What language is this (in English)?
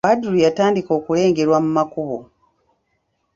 Ganda